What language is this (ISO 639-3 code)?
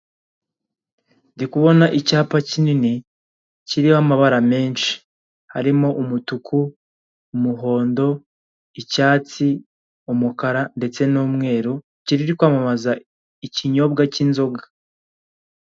kin